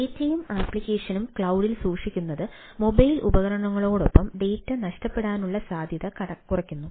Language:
Malayalam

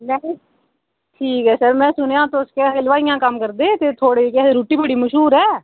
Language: Dogri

